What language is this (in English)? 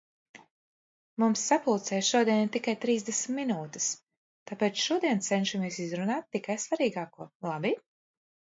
Latvian